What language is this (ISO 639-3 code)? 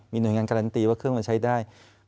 tha